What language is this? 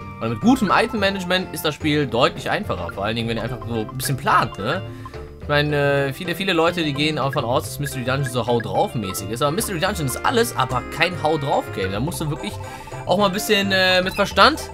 German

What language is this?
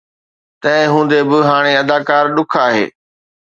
Sindhi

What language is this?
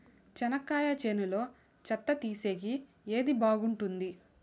Telugu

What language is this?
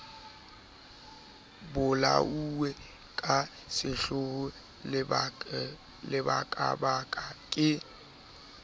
Southern Sotho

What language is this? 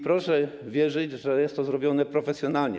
Polish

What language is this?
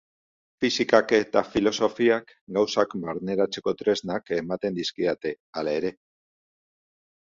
Basque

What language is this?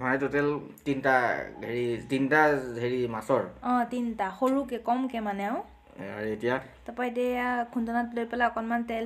Indonesian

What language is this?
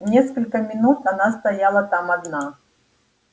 Russian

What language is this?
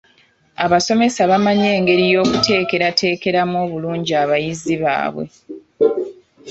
Ganda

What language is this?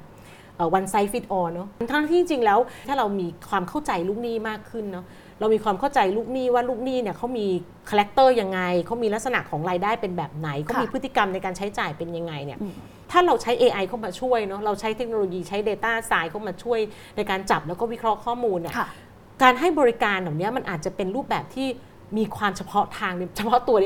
Thai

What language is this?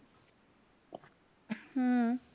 Marathi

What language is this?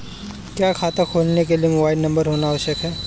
Hindi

